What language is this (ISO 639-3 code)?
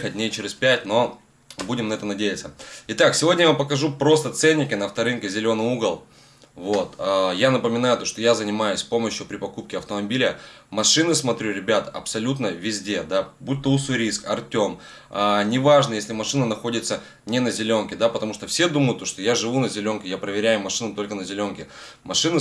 rus